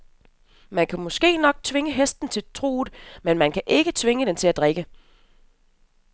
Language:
Danish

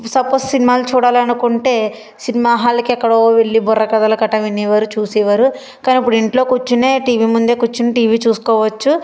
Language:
Telugu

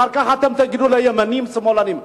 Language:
Hebrew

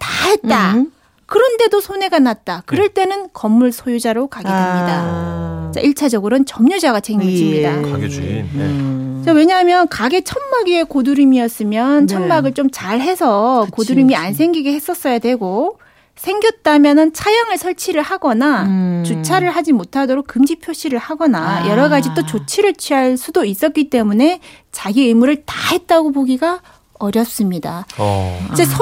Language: Korean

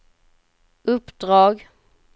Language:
Swedish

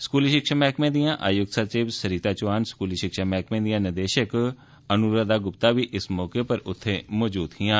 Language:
Dogri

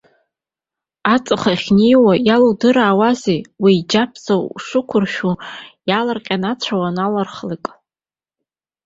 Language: Abkhazian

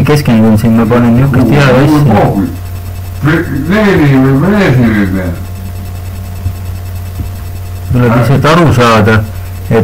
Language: Romanian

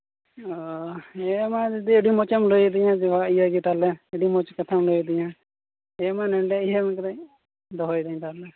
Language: Santali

